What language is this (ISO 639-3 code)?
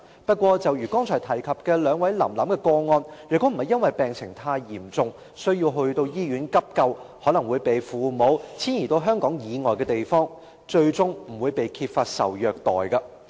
yue